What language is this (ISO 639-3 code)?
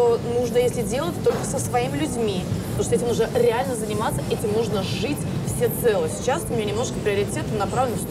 rus